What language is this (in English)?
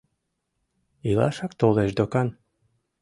Mari